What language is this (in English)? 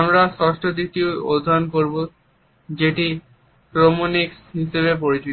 Bangla